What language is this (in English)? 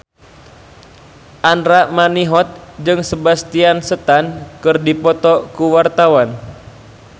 Sundanese